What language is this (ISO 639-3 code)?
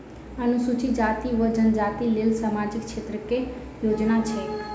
mai